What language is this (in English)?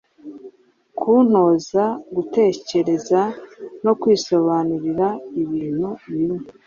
Kinyarwanda